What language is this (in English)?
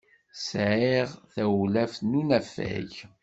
Kabyle